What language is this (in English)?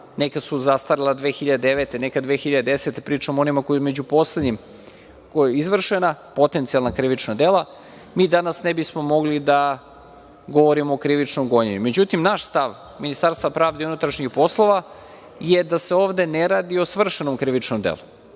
Serbian